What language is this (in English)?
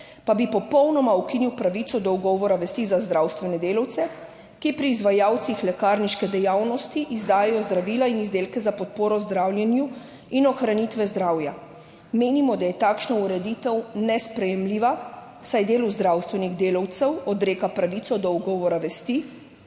Slovenian